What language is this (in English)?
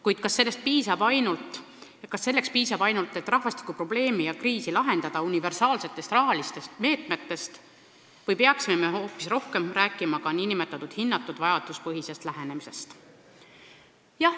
Estonian